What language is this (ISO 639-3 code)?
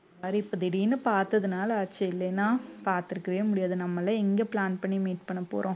tam